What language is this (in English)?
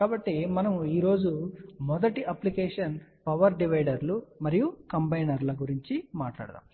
Telugu